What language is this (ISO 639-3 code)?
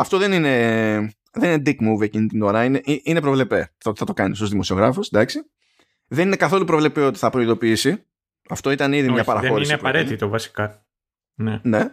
ell